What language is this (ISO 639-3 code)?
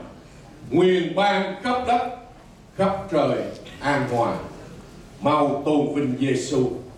vie